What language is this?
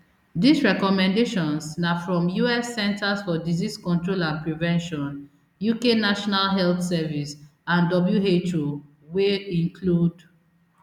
Nigerian Pidgin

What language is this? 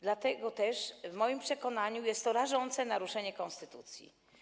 Polish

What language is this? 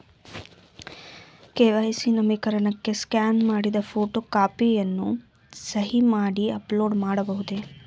Kannada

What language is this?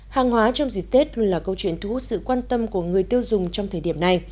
Vietnamese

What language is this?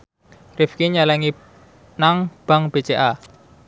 Javanese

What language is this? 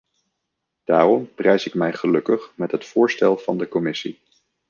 Dutch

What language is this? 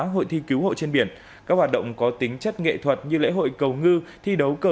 Vietnamese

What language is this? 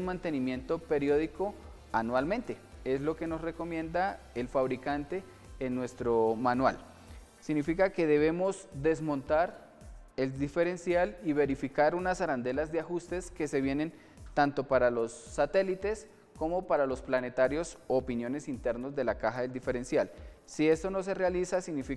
Spanish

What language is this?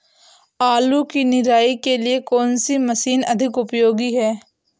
Hindi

